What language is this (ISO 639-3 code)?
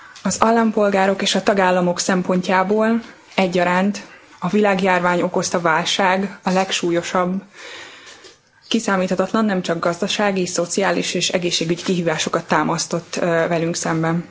hun